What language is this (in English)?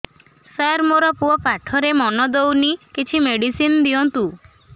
Odia